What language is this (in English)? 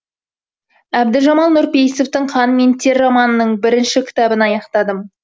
Kazakh